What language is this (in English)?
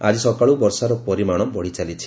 Odia